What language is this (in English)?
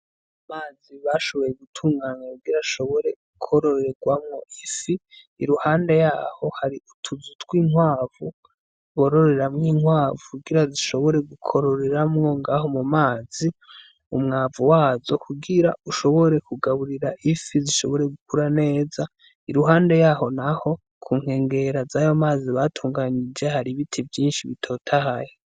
Rundi